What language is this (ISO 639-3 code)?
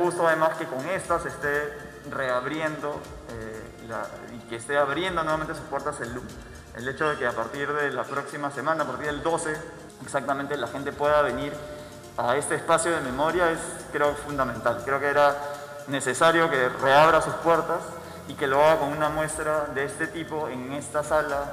spa